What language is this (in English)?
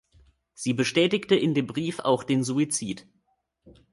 German